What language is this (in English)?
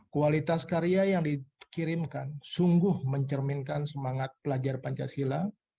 Indonesian